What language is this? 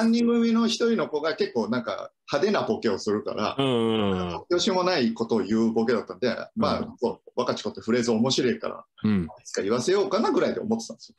Japanese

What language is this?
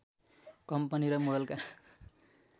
Nepali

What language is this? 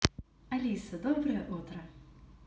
Russian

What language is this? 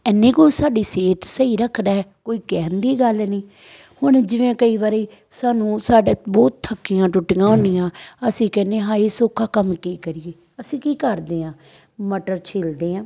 Punjabi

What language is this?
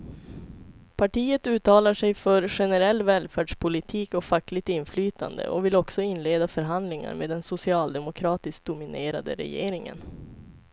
Swedish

